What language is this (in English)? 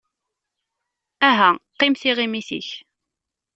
Kabyle